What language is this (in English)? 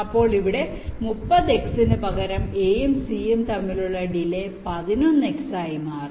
Malayalam